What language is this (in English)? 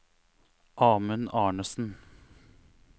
Norwegian